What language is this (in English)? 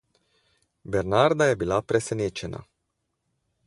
Slovenian